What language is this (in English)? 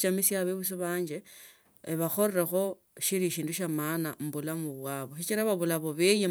Tsotso